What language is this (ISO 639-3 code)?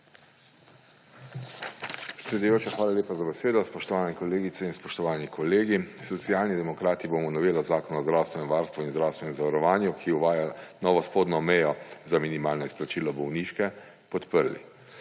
slv